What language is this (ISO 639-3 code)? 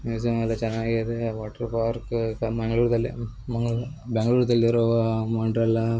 kan